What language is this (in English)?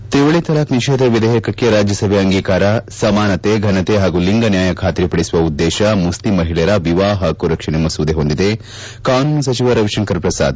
Kannada